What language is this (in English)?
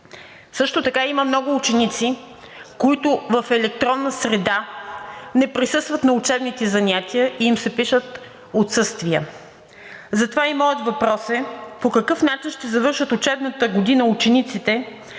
Bulgarian